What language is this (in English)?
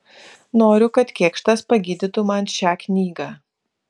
Lithuanian